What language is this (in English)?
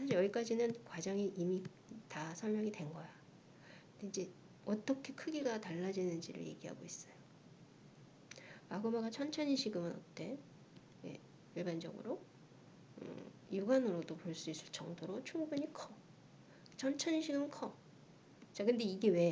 Korean